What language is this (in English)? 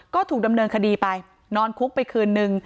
Thai